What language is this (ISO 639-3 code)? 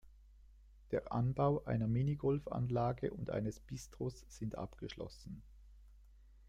deu